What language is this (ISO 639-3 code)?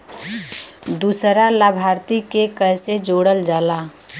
bho